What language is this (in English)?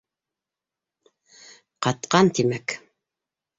Bashkir